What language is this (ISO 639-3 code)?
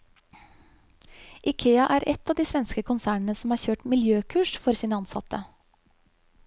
nor